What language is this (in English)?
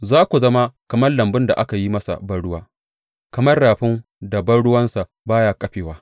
Hausa